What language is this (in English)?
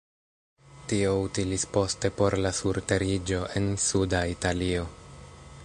Esperanto